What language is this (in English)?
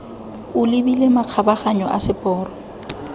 Tswana